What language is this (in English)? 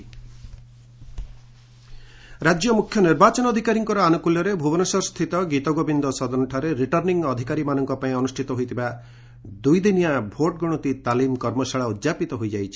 Odia